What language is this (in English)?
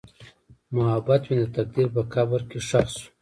Pashto